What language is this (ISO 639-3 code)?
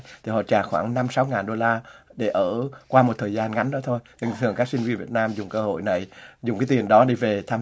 vie